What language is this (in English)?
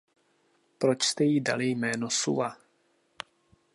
Czech